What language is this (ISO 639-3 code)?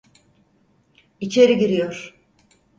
tur